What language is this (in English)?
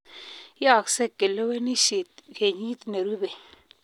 Kalenjin